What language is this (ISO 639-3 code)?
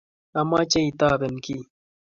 kln